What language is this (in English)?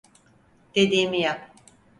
Turkish